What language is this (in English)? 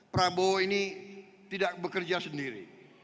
Indonesian